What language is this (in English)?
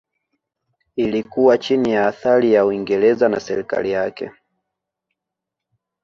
Swahili